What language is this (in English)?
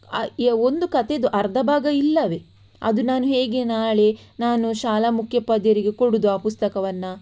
Kannada